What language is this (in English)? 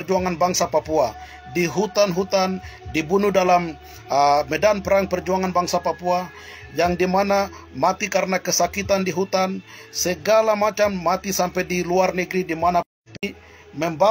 Indonesian